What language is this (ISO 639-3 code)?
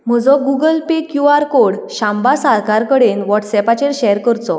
kok